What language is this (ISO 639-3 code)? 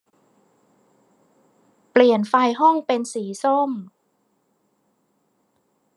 tha